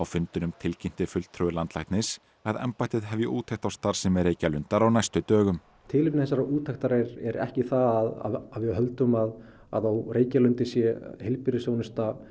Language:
Icelandic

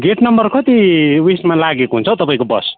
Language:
Nepali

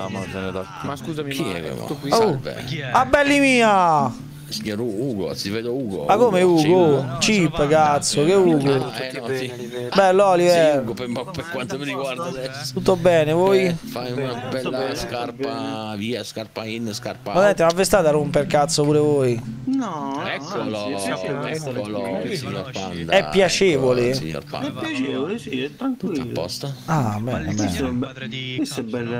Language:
Italian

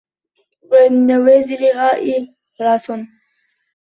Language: Arabic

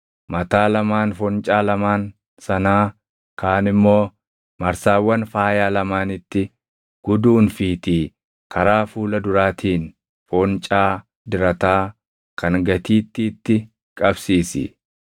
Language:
Oromo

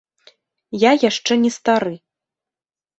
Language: Belarusian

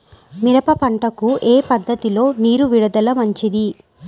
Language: Telugu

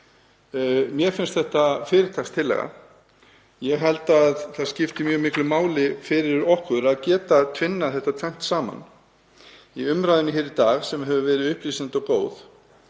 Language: Icelandic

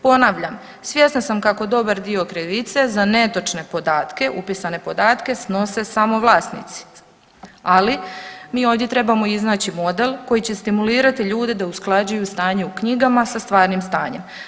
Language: Croatian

